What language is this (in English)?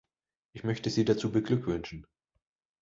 German